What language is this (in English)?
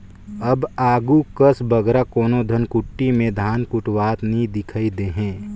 Chhattisgarhi